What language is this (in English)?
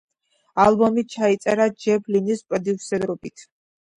Georgian